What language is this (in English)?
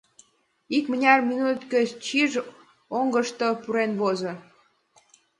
Mari